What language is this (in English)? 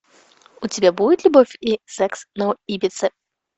Russian